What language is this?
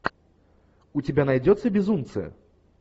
Russian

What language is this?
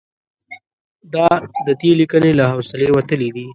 Pashto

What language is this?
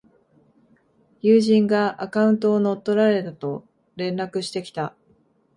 Japanese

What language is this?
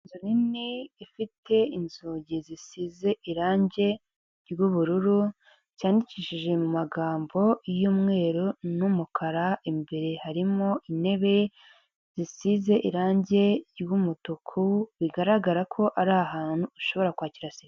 Kinyarwanda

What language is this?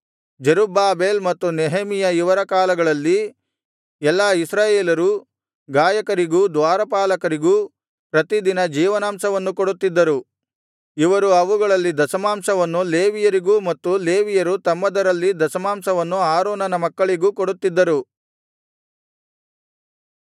Kannada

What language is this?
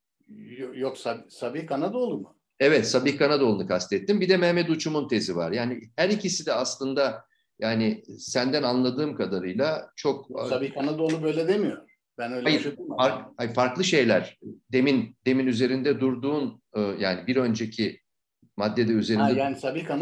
Turkish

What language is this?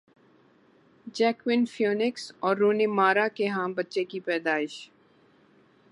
Urdu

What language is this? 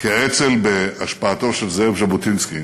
Hebrew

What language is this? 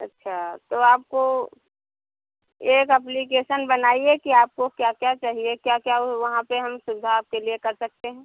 Hindi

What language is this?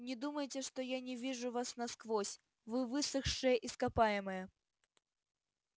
Russian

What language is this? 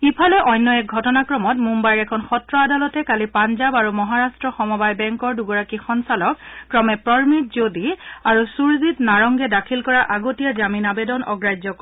Assamese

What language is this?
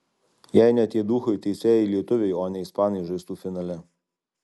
Lithuanian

